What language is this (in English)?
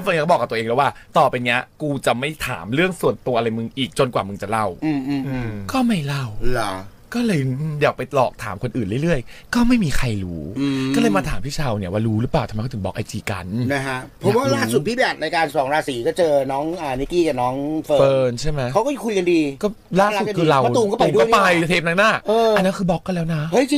Thai